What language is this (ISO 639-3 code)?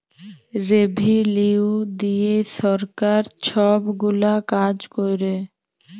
ben